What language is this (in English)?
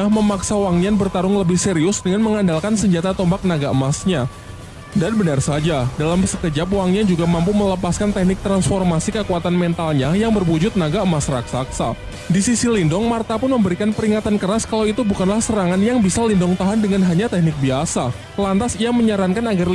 Indonesian